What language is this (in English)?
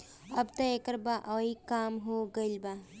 Bhojpuri